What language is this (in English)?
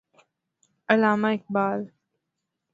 Urdu